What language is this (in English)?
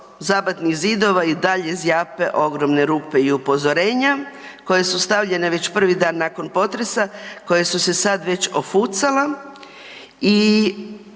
Croatian